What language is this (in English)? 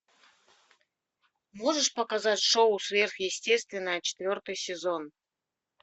Russian